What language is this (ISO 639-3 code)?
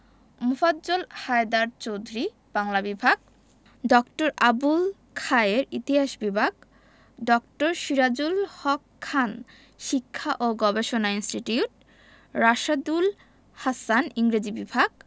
ben